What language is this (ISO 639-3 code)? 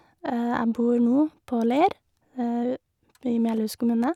nor